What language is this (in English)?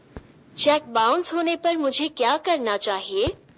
Hindi